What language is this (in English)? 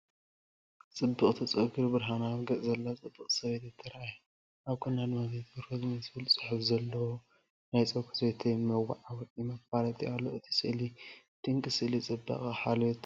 Tigrinya